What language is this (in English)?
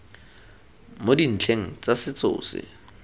Tswana